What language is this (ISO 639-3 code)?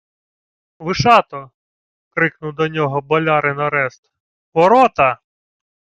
ukr